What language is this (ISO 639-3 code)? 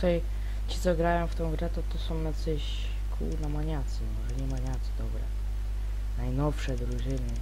pol